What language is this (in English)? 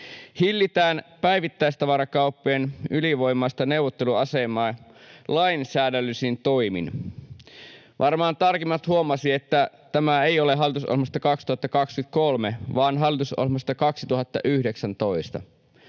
Finnish